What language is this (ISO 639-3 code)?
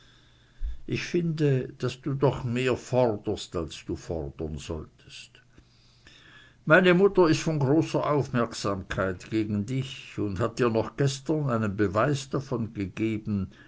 deu